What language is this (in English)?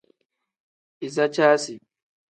Tem